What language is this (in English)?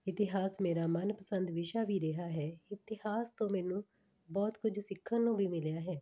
Punjabi